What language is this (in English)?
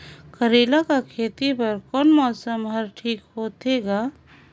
Chhattisgarhi